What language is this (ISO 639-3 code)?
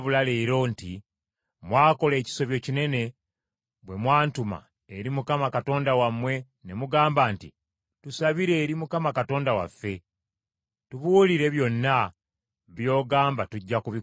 lug